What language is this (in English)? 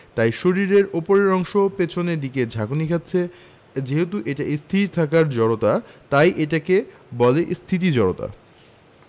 Bangla